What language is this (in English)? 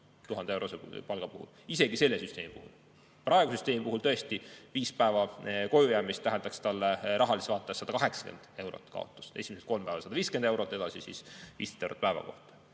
Estonian